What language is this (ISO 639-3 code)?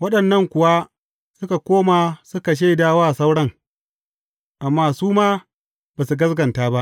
hau